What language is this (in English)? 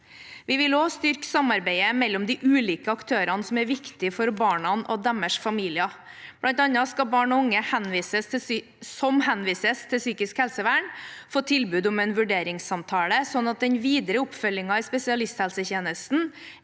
Norwegian